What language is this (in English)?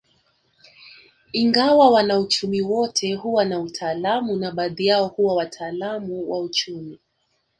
Swahili